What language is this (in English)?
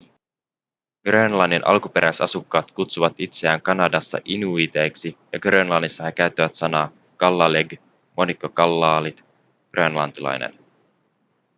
Finnish